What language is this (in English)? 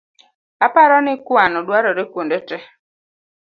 Luo (Kenya and Tanzania)